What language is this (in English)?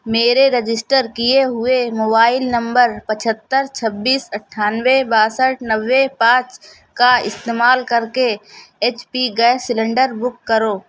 Urdu